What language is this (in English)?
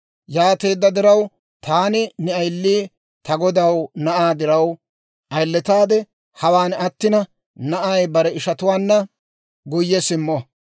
Dawro